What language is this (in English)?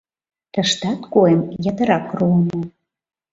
Mari